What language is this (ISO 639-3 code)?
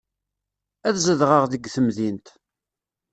kab